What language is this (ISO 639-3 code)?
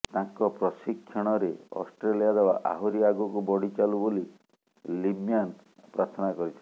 ori